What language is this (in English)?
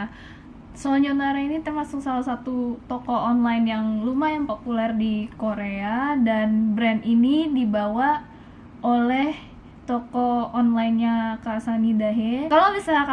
Indonesian